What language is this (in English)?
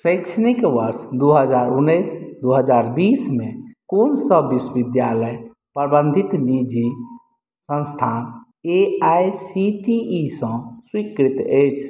Maithili